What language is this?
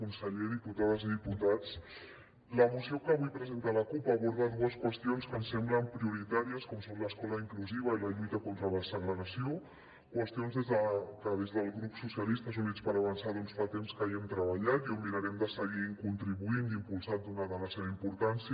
Catalan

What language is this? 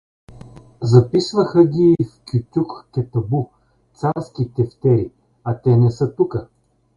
Bulgarian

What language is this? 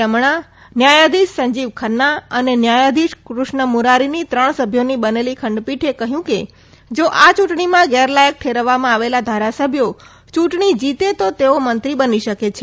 Gujarati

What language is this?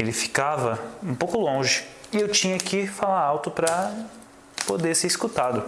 Portuguese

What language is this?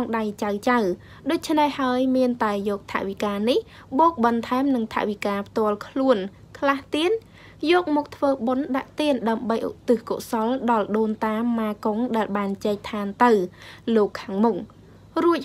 Thai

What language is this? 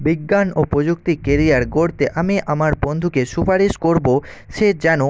Bangla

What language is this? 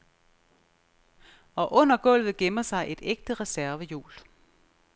Danish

